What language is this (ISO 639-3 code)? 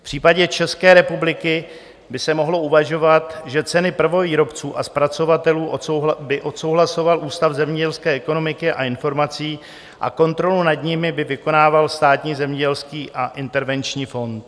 ces